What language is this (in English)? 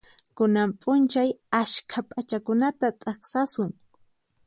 Puno Quechua